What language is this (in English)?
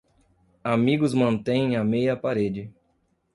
Portuguese